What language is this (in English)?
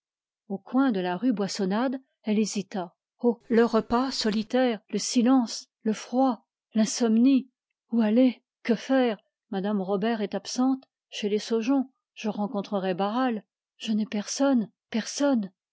French